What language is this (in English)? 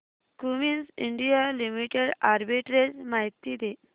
Marathi